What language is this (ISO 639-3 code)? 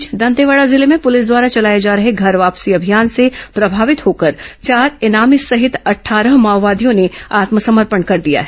hin